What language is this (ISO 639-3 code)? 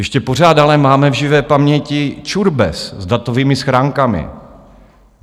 ces